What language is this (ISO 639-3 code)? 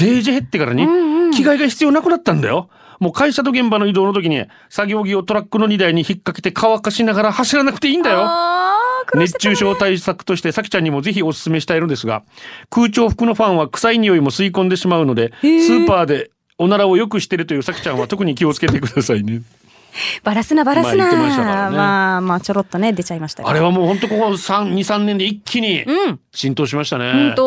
jpn